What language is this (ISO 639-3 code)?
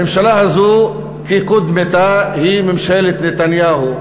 heb